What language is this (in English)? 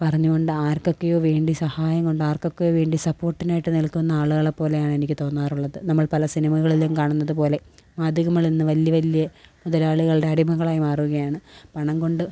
Malayalam